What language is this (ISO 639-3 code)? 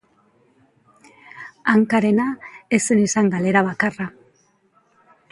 eus